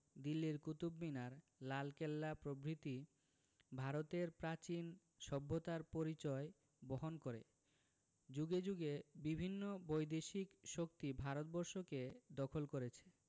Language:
Bangla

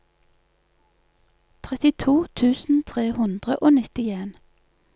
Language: Norwegian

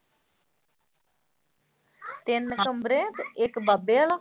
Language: Punjabi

